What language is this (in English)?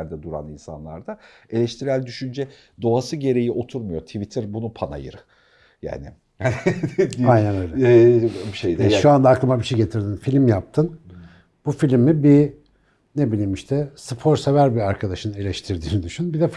Turkish